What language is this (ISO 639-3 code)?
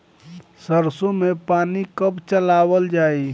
bho